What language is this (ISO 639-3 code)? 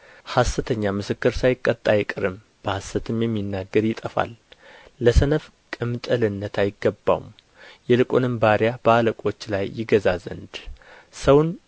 amh